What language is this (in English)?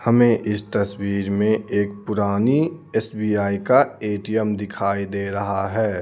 Hindi